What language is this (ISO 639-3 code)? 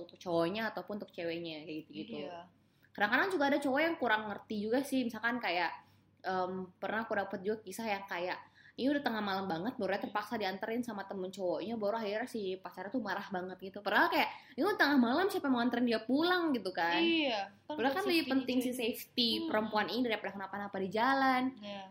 ind